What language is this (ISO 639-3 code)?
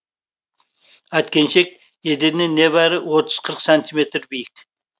kaz